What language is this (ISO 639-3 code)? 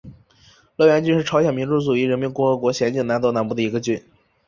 zho